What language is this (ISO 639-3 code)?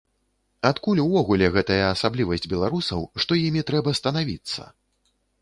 bel